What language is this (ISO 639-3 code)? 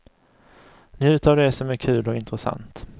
swe